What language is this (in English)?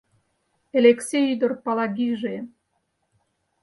Mari